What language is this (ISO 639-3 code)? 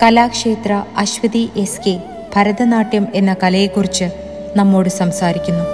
mal